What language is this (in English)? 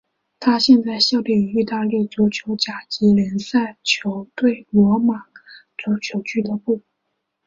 Chinese